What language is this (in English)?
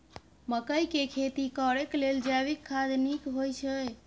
Maithili